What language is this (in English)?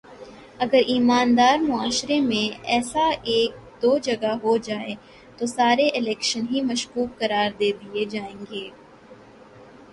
Urdu